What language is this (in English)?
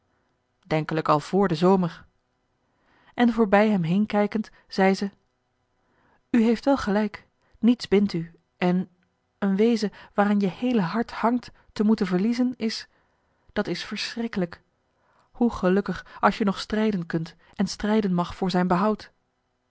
Dutch